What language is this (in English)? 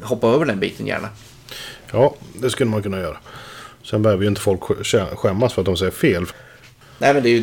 Swedish